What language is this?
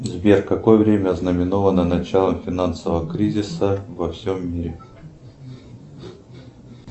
Russian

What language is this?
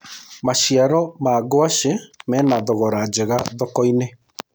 Kikuyu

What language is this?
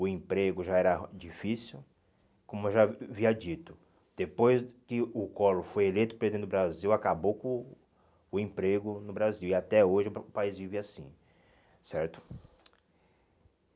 Portuguese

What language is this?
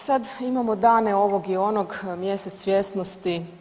Croatian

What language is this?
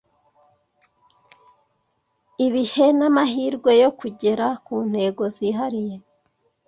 Kinyarwanda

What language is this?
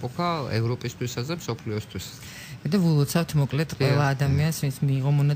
Greek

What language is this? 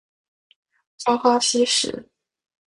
Chinese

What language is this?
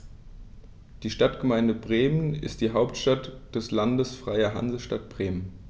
German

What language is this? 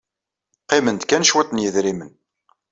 Kabyle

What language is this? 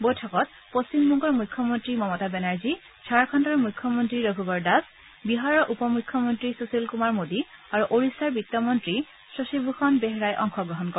Assamese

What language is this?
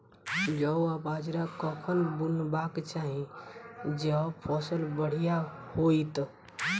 Maithili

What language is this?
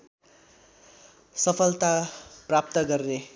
Nepali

